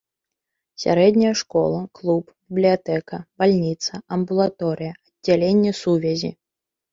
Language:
Belarusian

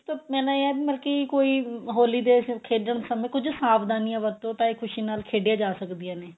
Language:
Punjabi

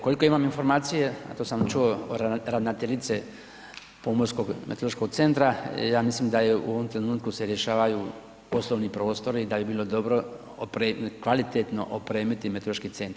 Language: Croatian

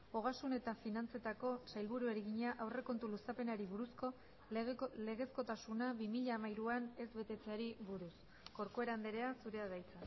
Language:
Basque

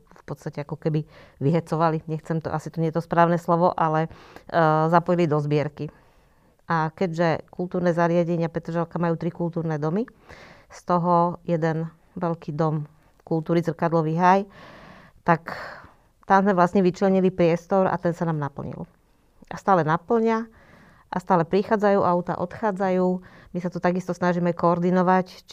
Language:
Slovak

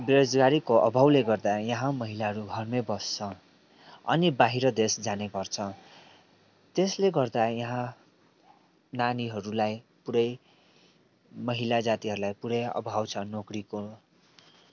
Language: Nepali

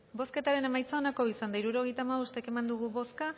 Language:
Basque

